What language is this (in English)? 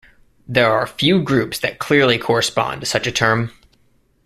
English